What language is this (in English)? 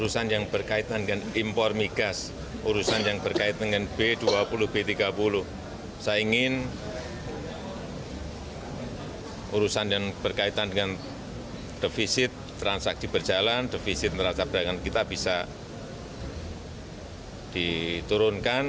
Indonesian